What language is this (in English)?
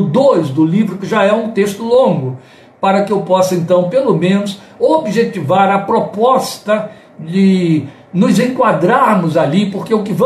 Portuguese